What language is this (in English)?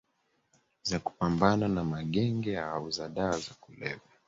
Swahili